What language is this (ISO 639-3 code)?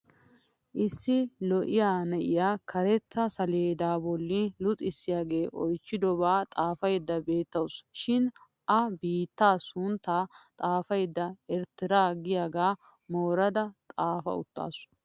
wal